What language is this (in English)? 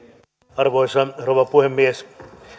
Finnish